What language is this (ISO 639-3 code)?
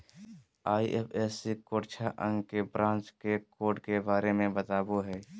mag